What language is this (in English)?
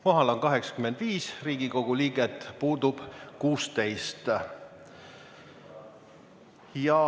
Estonian